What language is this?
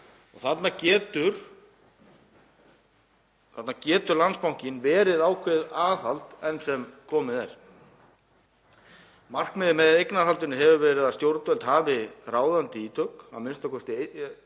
Icelandic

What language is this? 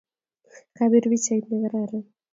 Kalenjin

